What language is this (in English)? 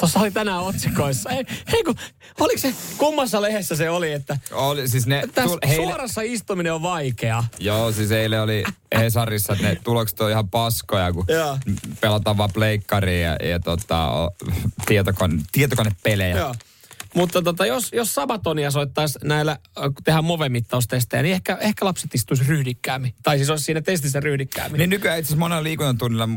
Finnish